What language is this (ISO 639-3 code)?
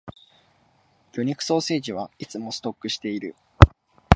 jpn